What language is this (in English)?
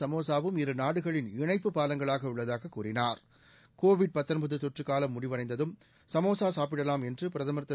Tamil